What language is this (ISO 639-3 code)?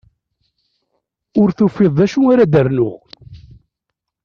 kab